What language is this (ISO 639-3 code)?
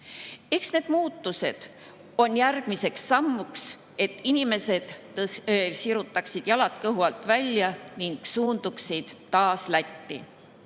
est